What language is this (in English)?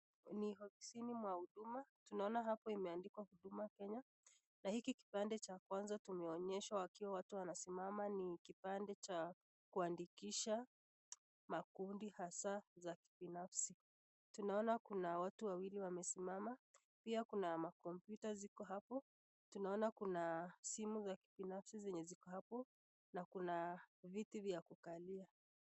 Swahili